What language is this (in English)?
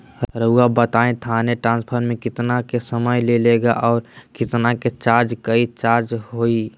Magahi